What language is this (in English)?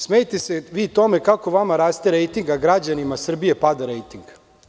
Serbian